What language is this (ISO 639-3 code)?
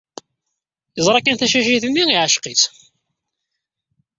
kab